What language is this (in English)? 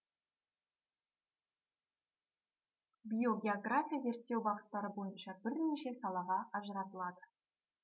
Kazakh